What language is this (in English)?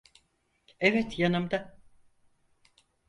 Turkish